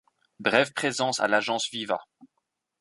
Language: French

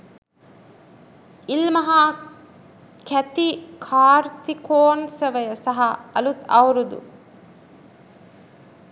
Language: Sinhala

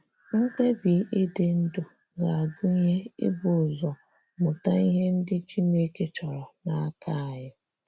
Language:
Igbo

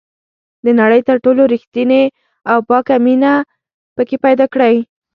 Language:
Pashto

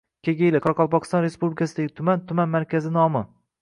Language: Uzbek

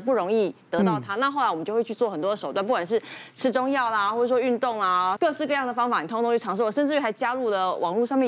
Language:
Chinese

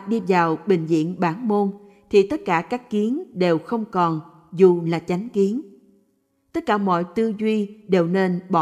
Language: Vietnamese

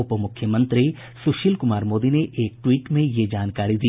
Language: Hindi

